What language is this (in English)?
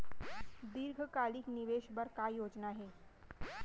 Chhattisgarhi